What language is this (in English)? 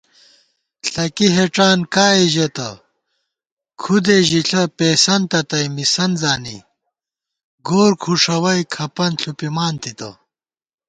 Gawar-Bati